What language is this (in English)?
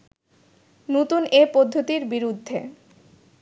Bangla